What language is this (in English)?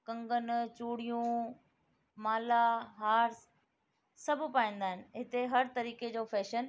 Sindhi